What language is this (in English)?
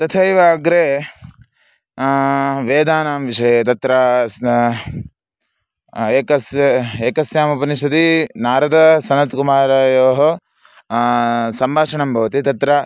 Sanskrit